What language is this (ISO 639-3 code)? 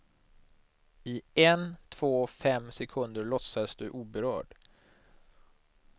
swe